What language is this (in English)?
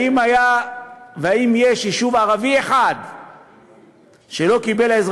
Hebrew